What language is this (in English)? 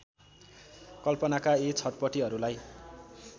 Nepali